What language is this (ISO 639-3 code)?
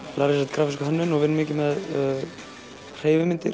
isl